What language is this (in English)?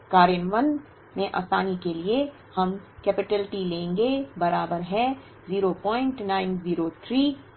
Hindi